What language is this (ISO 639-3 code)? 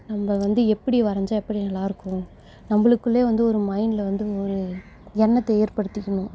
tam